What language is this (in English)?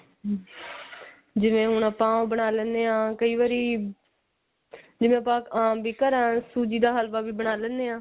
Punjabi